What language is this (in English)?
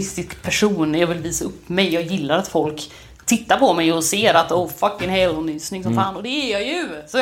Swedish